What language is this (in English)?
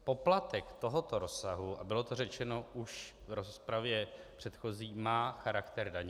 Czech